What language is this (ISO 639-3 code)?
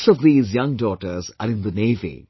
eng